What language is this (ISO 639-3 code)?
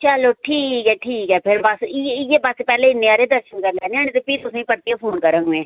doi